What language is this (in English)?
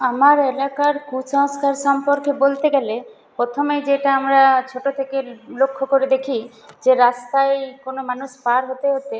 Bangla